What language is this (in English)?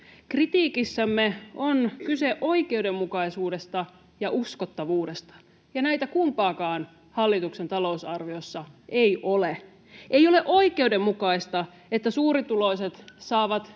Finnish